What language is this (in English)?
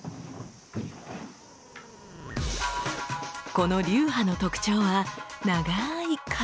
Japanese